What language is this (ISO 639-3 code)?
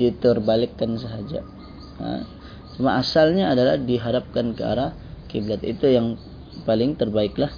msa